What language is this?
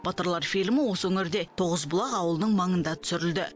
Kazakh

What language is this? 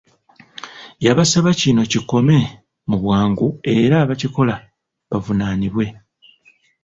Ganda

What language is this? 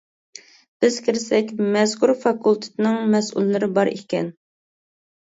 Uyghur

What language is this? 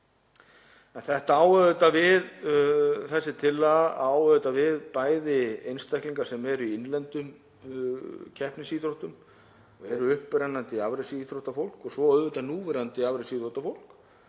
Icelandic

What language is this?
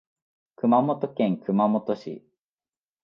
Japanese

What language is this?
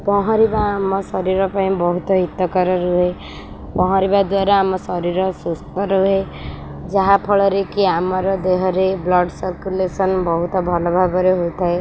Odia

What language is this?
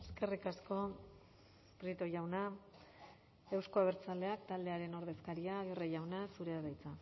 Basque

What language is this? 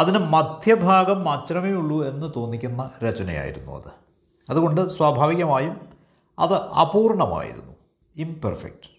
Malayalam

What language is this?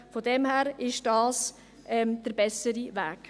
Swiss German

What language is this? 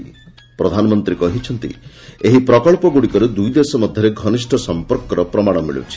Odia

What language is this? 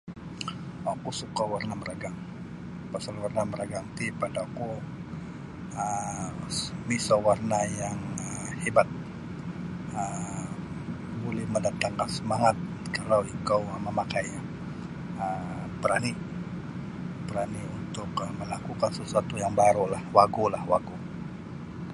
Sabah Bisaya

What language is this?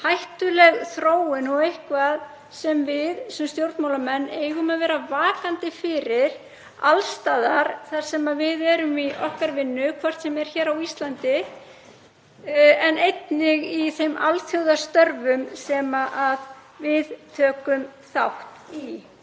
Icelandic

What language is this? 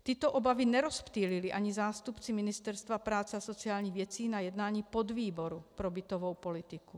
Czech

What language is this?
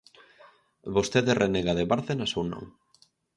Galician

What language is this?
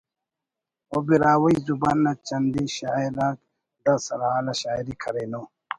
Brahui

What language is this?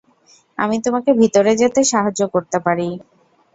Bangla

